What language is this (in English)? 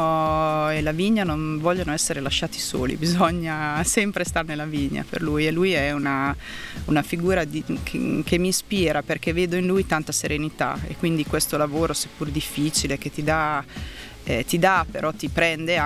Italian